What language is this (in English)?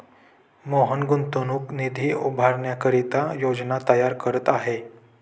Marathi